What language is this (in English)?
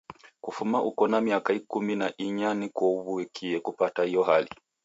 Taita